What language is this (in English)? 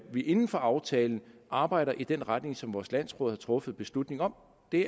Danish